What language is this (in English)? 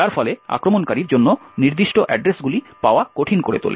Bangla